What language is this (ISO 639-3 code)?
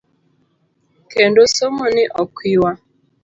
luo